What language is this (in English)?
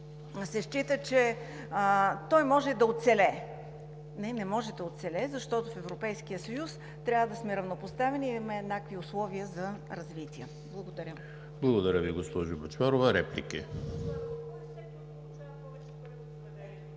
Bulgarian